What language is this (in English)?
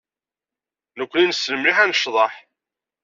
Kabyle